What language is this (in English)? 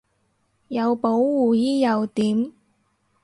Cantonese